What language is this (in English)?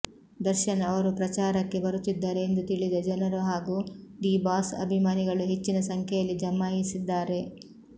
Kannada